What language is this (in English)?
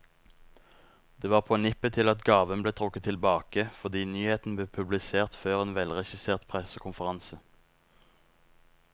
Norwegian